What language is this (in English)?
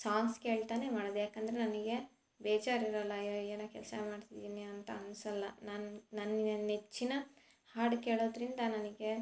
Kannada